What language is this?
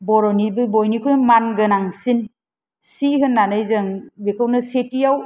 Bodo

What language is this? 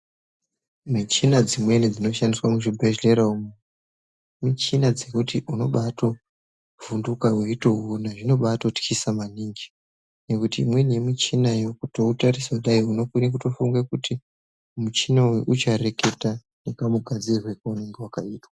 Ndau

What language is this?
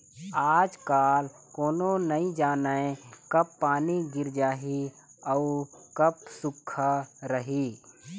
Chhattisgarhi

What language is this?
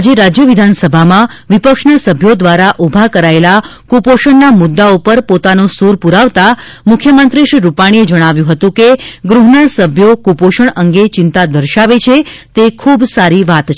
Gujarati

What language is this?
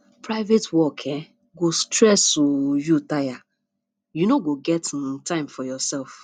Nigerian Pidgin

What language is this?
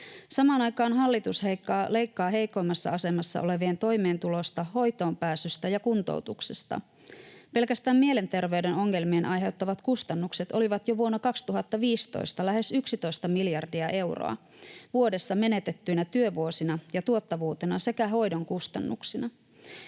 Finnish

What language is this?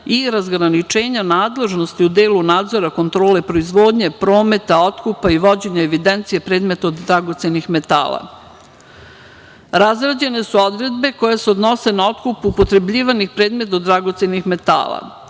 Serbian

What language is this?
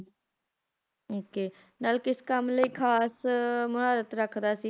Punjabi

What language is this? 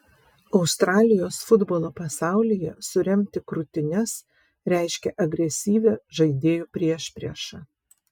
Lithuanian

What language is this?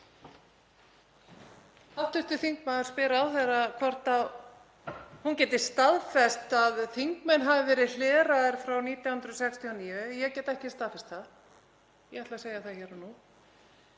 Icelandic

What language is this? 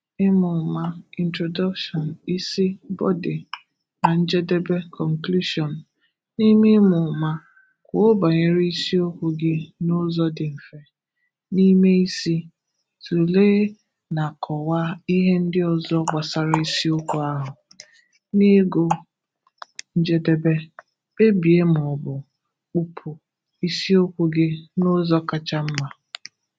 Igbo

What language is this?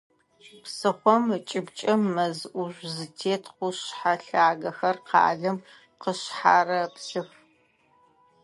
Adyghe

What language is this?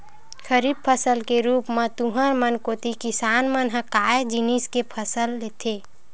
Chhattisgarhi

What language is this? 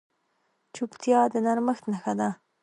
Pashto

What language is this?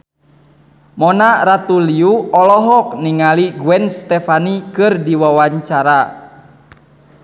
Sundanese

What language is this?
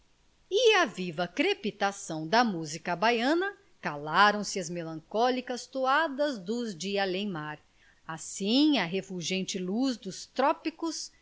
Portuguese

